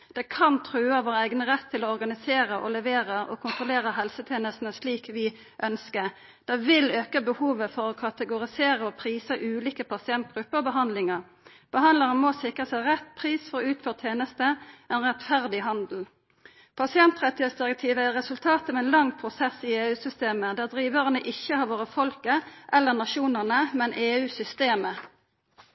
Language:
Norwegian Nynorsk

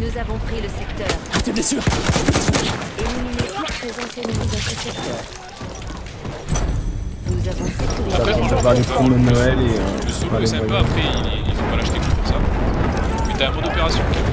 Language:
French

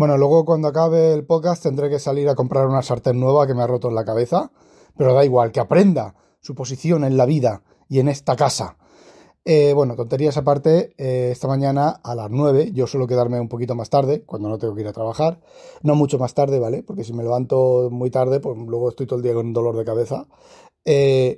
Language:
Spanish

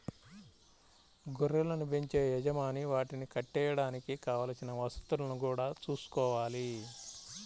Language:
Telugu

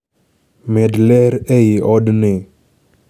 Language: Luo (Kenya and Tanzania)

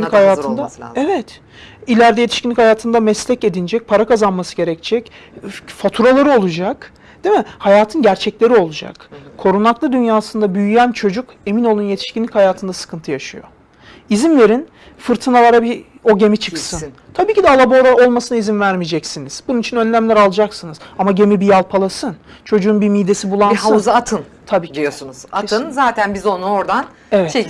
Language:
Turkish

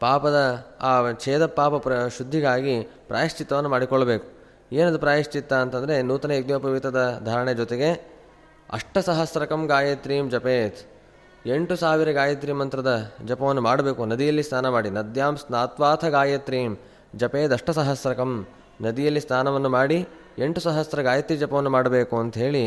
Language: Kannada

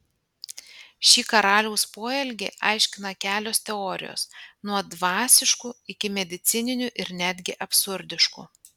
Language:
Lithuanian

